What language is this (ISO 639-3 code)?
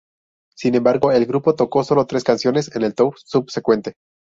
spa